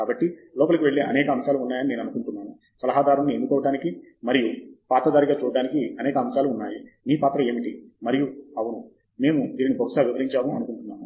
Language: Telugu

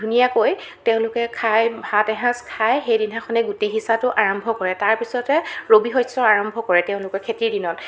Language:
Assamese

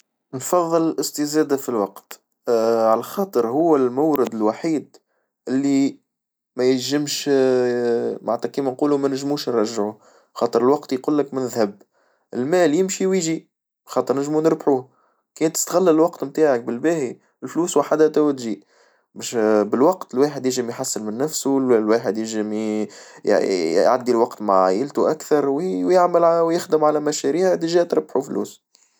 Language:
Tunisian Arabic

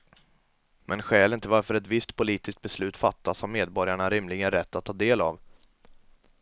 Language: Swedish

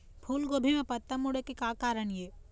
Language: Chhattisgarhi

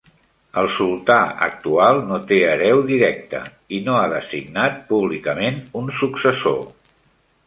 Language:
Catalan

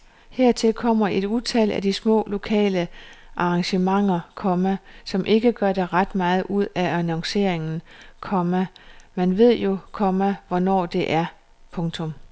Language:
Danish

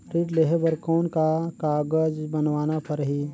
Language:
Chhattisgarhi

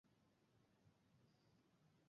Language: Bangla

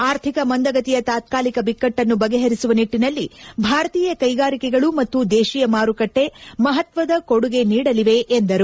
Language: Kannada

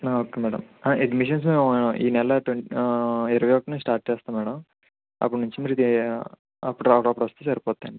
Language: Telugu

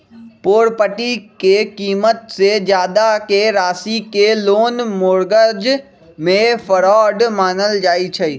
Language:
Magahi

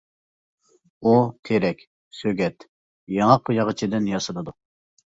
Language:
Uyghur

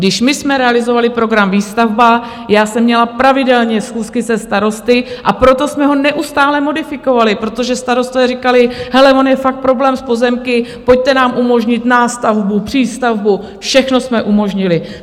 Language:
Czech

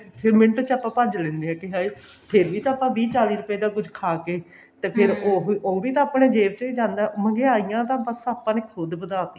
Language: Punjabi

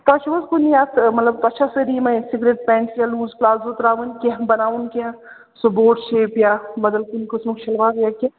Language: Kashmiri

